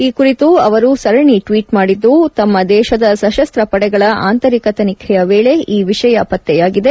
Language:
Kannada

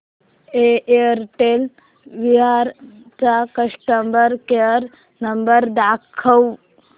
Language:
Marathi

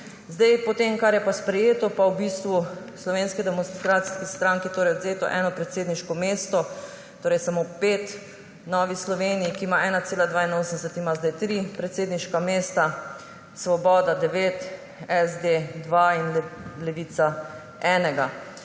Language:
Slovenian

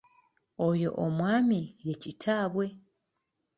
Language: Ganda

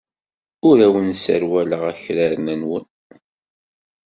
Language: Kabyle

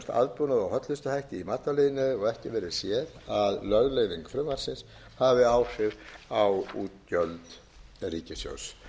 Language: Icelandic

